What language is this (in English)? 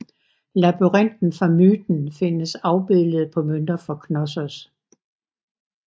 Danish